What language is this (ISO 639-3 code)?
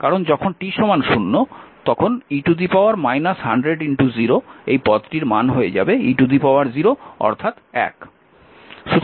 ben